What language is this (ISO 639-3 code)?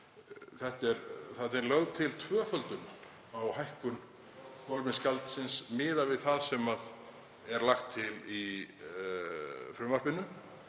isl